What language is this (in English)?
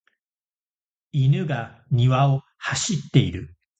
Japanese